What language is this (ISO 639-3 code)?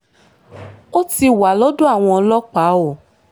yor